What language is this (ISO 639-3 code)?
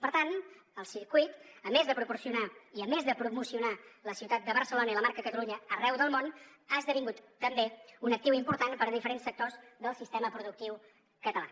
cat